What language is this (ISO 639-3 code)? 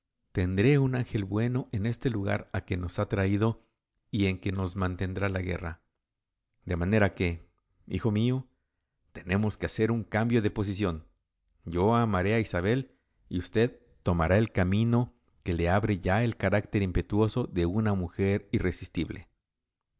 spa